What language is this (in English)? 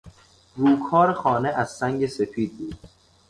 Persian